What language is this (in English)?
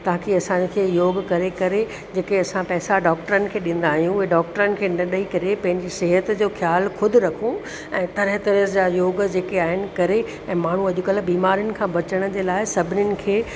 Sindhi